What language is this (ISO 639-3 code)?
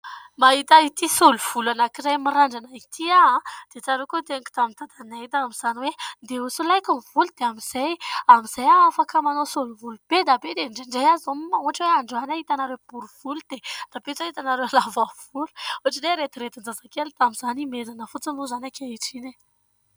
mlg